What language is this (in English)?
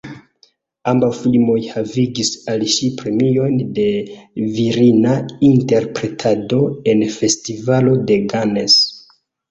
Esperanto